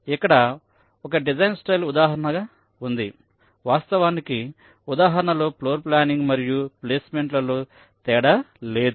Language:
Telugu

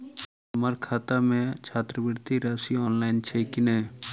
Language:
Maithili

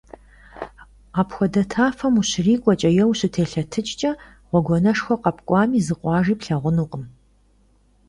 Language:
Kabardian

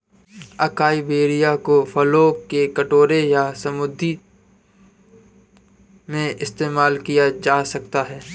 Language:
Hindi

